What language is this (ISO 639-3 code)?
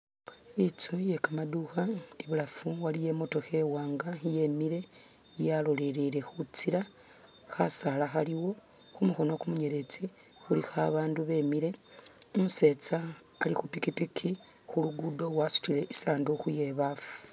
myx